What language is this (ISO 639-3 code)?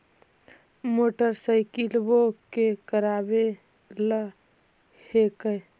mag